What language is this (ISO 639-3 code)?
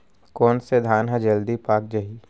hne